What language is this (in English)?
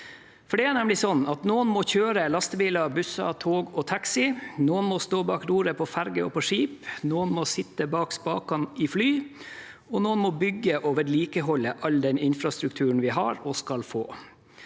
Norwegian